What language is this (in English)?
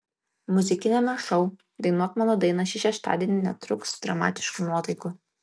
Lithuanian